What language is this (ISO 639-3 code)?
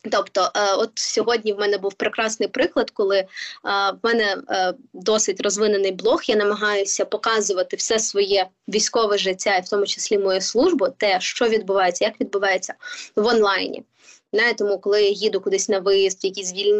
ukr